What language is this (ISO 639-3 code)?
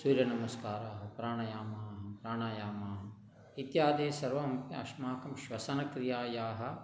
san